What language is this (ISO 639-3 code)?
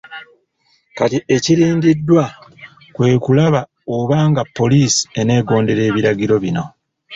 lug